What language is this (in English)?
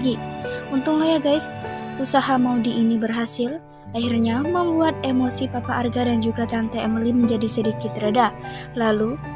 Indonesian